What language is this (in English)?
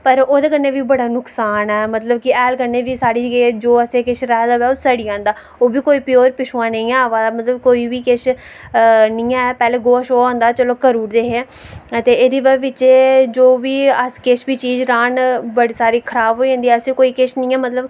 Dogri